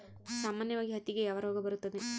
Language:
Kannada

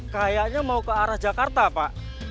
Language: Indonesian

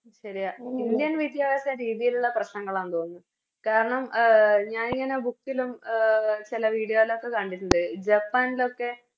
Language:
Malayalam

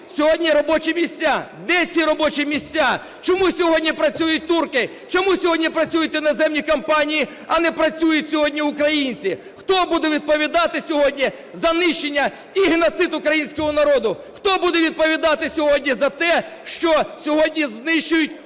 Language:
Ukrainian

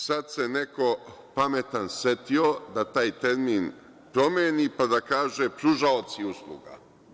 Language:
Serbian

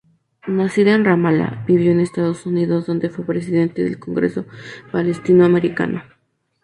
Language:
Spanish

